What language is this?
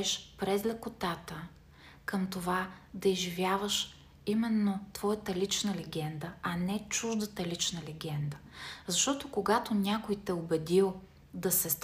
Bulgarian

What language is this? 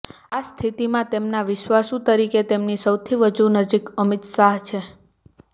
Gujarati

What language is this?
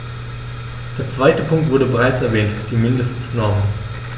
German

